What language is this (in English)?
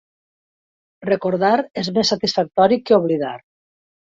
Catalan